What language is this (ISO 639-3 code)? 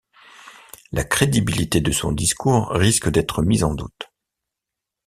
fra